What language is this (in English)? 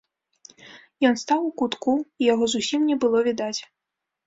Belarusian